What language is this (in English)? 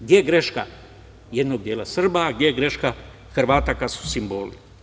Serbian